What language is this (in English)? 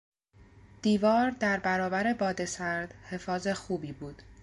Persian